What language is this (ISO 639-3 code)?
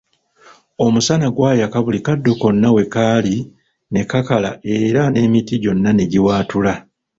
lug